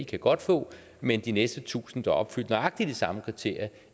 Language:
Danish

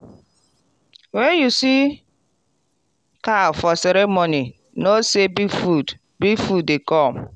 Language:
Nigerian Pidgin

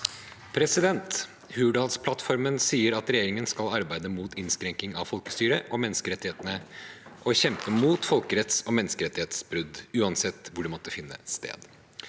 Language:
Norwegian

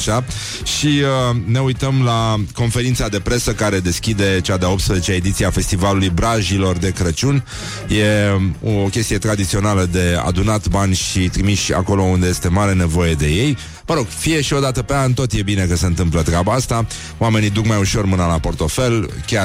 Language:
Romanian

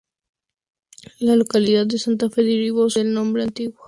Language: Spanish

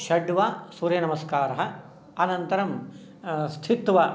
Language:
Sanskrit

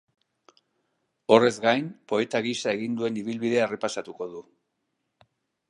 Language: Basque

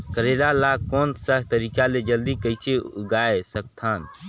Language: Chhattisgarhi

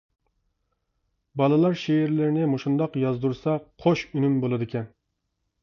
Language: Uyghur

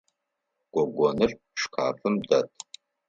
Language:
Adyghe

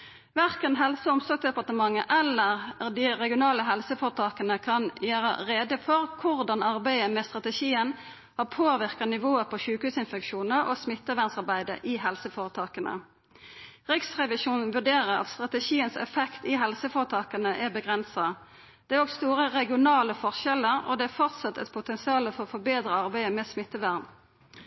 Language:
Norwegian Nynorsk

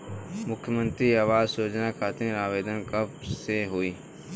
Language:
Bhojpuri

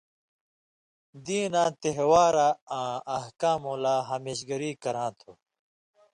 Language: Indus Kohistani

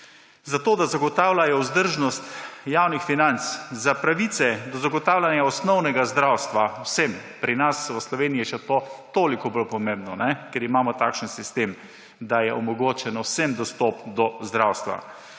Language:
Slovenian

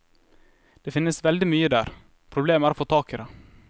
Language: Norwegian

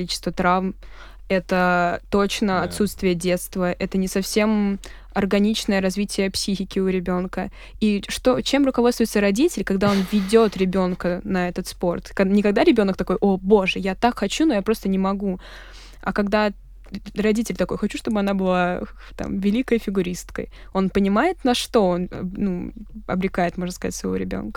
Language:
Russian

